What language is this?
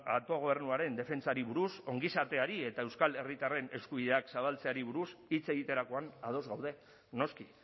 Basque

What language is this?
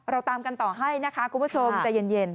Thai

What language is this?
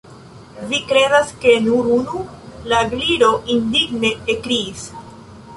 Esperanto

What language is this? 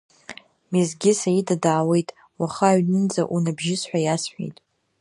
Abkhazian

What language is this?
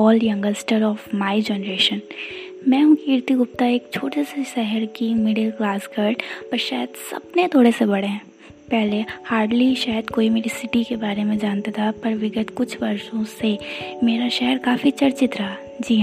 Hindi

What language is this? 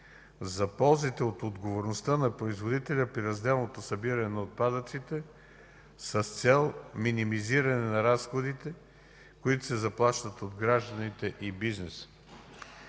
Bulgarian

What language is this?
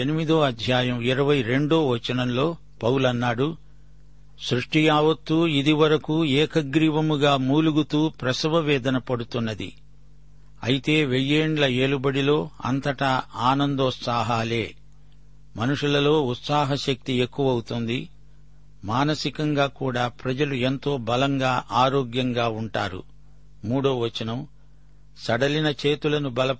Telugu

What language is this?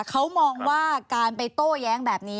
Thai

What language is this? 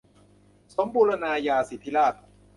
Thai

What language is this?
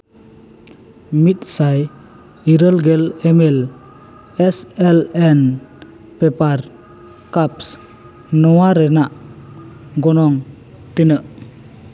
Santali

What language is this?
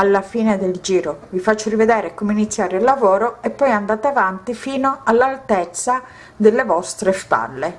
Italian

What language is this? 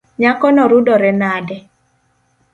Luo (Kenya and Tanzania)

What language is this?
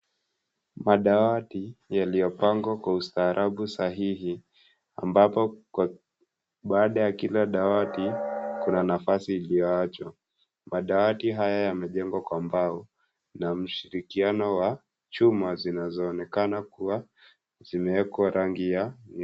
Swahili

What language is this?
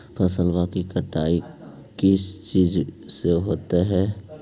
Magahi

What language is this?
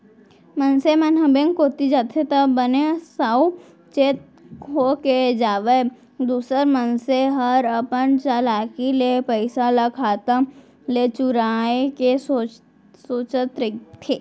Chhattisgarhi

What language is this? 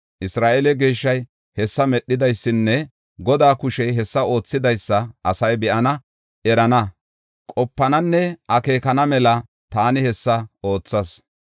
Gofa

